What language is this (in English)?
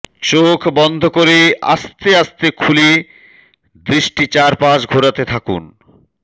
Bangla